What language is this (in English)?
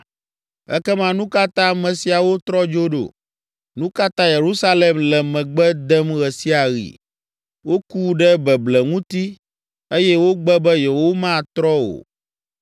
Ewe